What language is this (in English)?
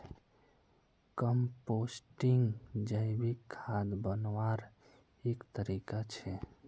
Magahi